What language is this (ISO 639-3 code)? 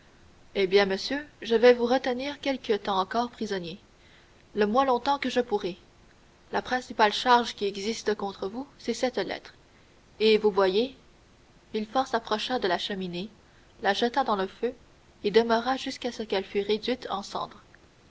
fra